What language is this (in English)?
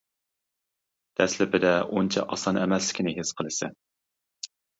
Uyghur